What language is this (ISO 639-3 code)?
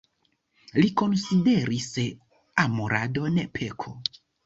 epo